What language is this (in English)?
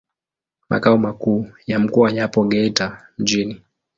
Swahili